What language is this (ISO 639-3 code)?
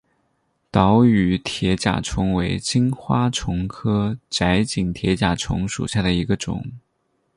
zho